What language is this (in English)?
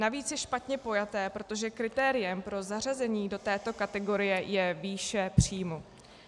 Czech